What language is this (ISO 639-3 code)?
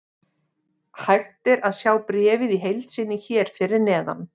isl